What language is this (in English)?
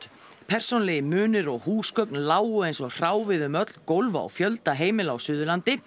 Icelandic